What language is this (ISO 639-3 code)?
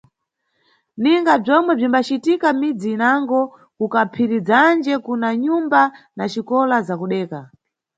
nyu